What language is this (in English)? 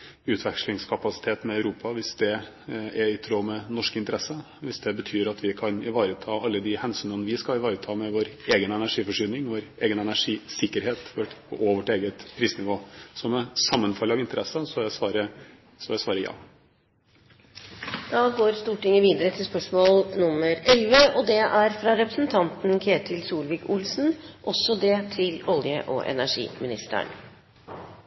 Norwegian